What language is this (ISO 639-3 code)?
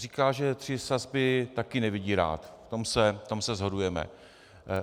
ces